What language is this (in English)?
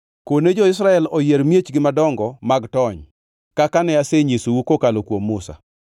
Luo (Kenya and Tanzania)